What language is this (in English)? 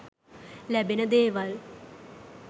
Sinhala